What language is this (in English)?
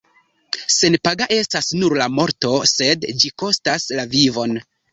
Esperanto